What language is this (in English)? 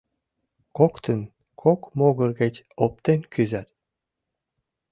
Mari